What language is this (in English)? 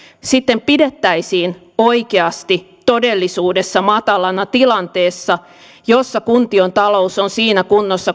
Finnish